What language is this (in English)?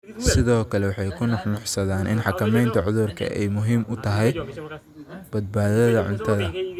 Somali